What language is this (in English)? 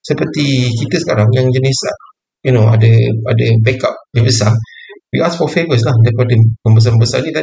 Malay